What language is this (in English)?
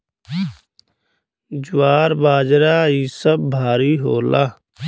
Bhojpuri